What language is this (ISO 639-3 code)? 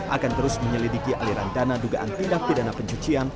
ind